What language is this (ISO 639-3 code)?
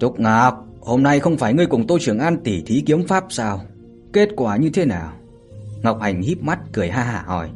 vie